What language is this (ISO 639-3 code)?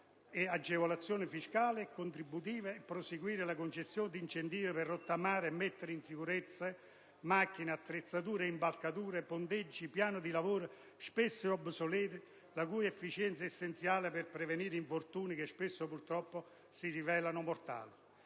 ita